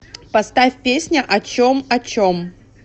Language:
Russian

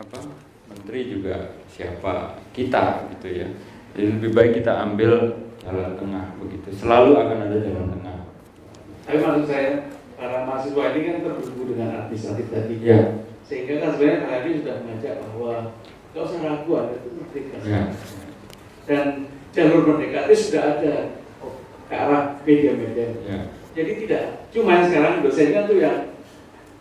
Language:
Indonesian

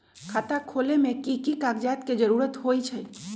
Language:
Magahi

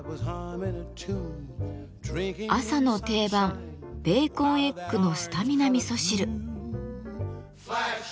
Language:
Japanese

